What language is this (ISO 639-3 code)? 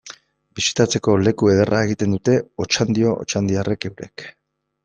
eus